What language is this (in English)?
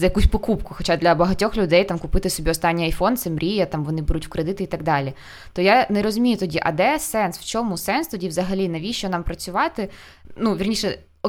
Ukrainian